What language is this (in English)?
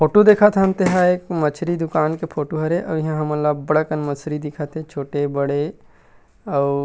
Chhattisgarhi